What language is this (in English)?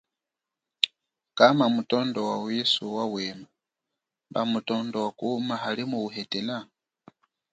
Chokwe